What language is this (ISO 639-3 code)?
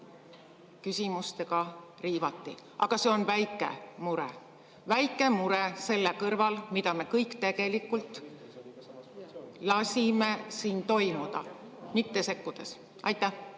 est